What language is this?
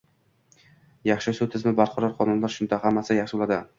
Uzbek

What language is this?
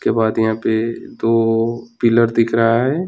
Hindi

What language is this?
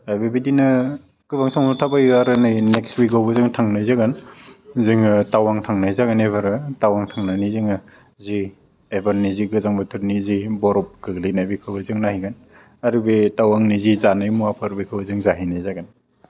Bodo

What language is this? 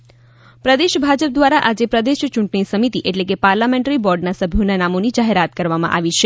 Gujarati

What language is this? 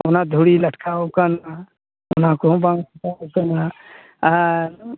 Santali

